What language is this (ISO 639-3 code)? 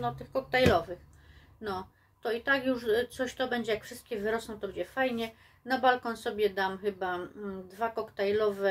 pol